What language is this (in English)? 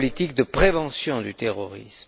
French